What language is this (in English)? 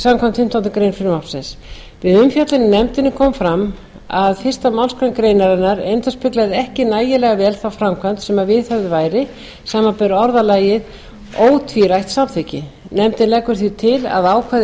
Icelandic